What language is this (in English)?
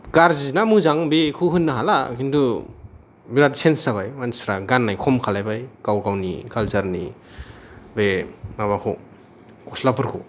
Bodo